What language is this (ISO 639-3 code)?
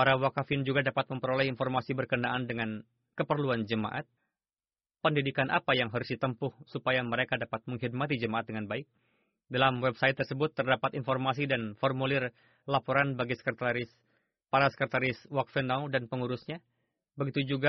ind